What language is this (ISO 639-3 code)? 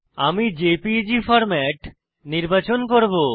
ben